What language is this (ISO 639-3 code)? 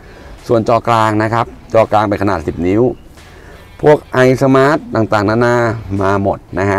tha